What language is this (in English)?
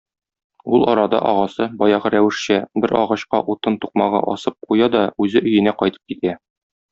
Tatar